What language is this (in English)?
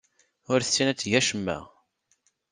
Kabyle